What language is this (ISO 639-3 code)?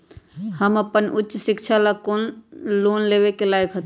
mag